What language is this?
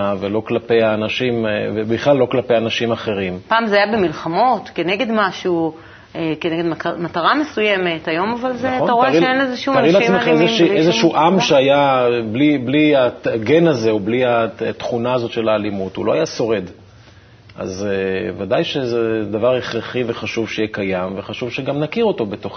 Hebrew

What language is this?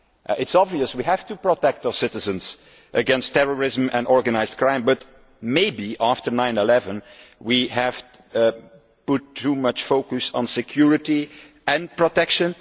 English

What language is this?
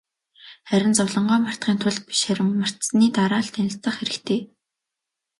Mongolian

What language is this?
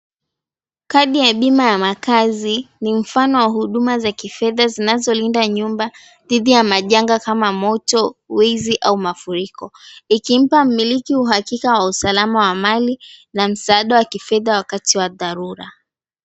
Swahili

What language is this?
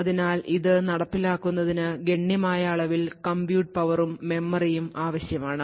Malayalam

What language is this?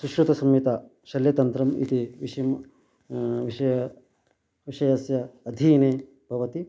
Sanskrit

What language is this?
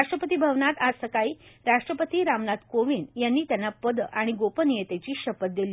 Marathi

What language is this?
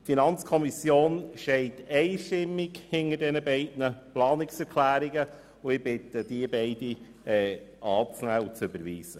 Swiss German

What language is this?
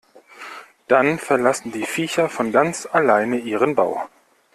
German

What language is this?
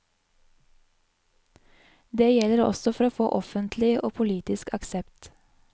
Norwegian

